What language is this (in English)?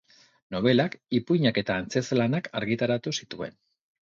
Basque